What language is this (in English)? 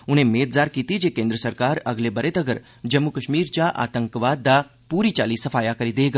Dogri